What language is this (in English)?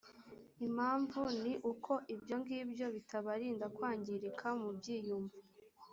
Kinyarwanda